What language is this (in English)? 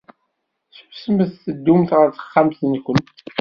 Kabyle